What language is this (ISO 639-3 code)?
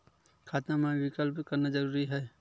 hne